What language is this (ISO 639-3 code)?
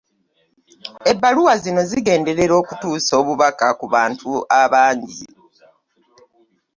lug